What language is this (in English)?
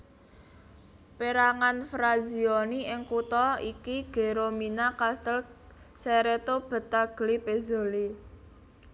Javanese